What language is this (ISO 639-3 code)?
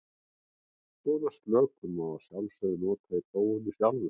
isl